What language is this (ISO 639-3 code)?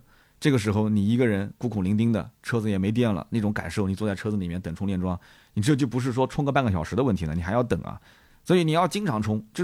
zho